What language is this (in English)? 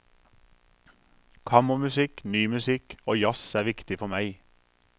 Norwegian